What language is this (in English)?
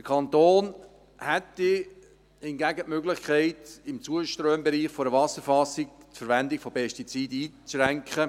Swiss German